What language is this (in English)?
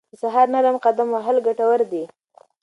Pashto